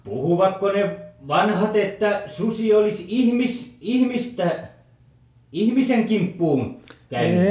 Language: Finnish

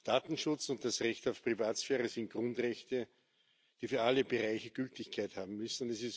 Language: German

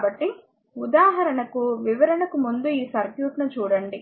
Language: Telugu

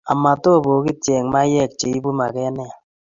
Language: Kalenjin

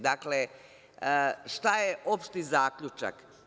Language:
Serbian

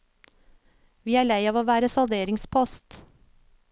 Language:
Norwegian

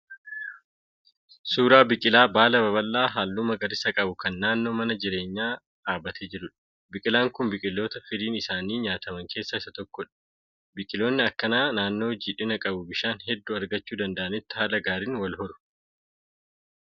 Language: Oromo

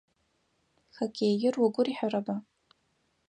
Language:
Adyghe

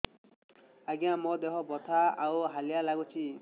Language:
Odia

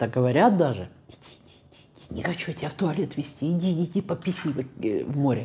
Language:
Russian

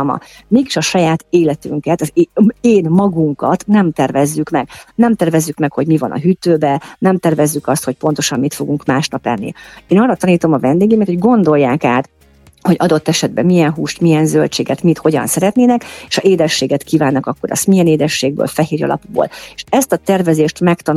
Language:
Hungarian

